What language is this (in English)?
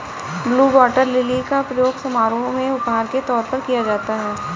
Hindi